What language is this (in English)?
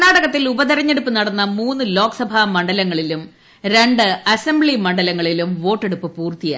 Malayalam